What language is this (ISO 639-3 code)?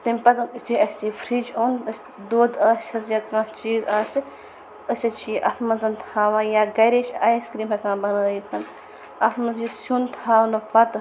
kas